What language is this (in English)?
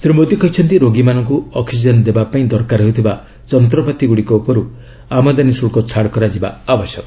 Odia